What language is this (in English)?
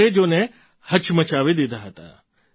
Gujarati